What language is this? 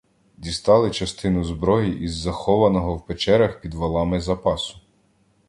Ukrainian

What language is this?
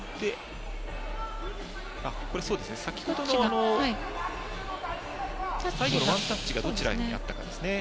Japanese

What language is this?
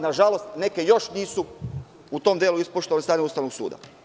Serbian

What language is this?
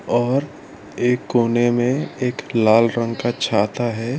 Hindi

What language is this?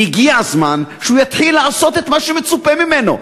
Hebrew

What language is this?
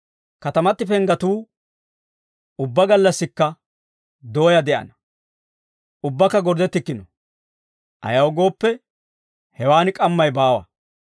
Dawro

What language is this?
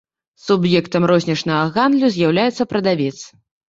Belarusian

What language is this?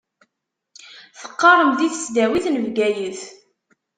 Kabyle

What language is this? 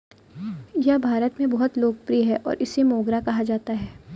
Hindi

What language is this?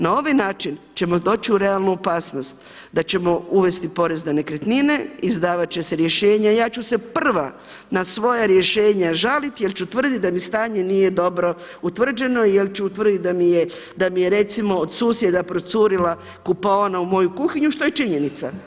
Croatian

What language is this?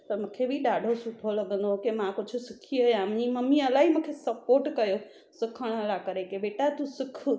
Sindhi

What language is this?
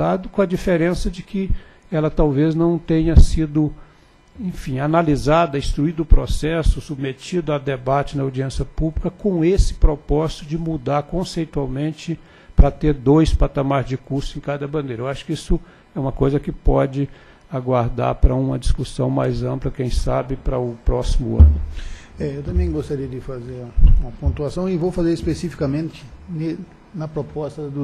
Portuguese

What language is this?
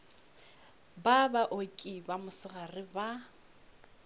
Northern Sotho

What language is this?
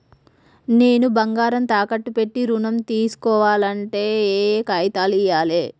Telugu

